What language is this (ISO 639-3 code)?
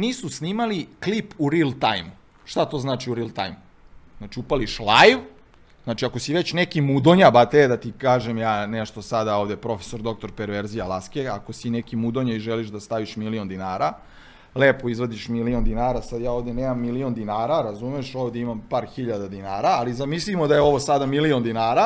hrv